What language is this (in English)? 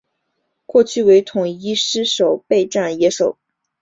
Chinese